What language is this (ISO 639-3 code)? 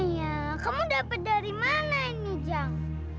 ind